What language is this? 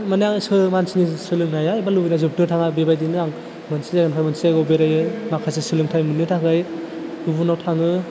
Bodo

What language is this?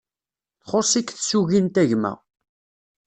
Kabyle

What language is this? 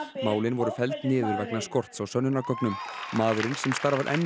Icelandic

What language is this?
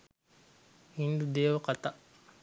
Sinhala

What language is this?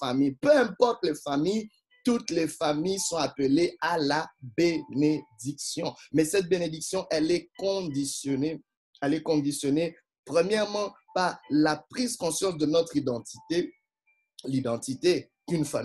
French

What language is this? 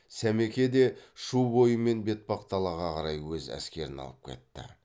Kazakh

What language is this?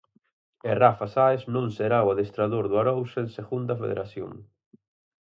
Galician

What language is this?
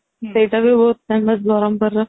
Odia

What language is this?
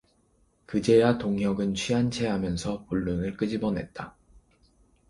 Korean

